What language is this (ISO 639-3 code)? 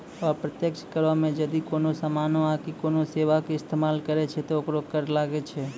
mai